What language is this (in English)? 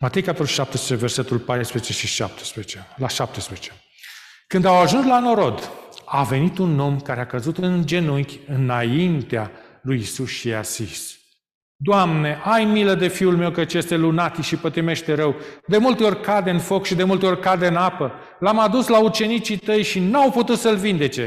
Romanian